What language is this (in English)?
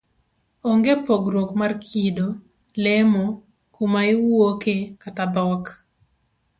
Luo (Kenya and Tanzania)